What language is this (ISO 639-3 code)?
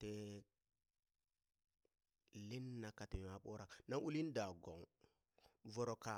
bys